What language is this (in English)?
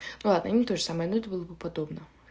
Russian